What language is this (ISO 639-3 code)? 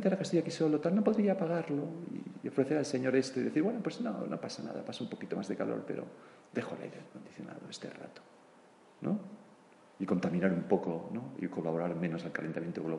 spa